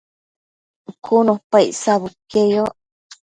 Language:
Matsés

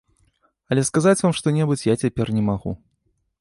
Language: Belarusian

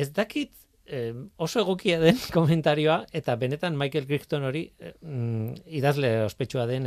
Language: Spanish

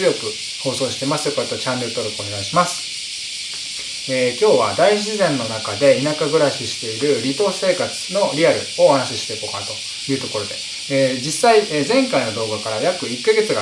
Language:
Japanese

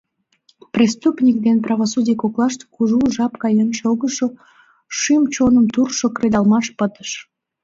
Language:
Mari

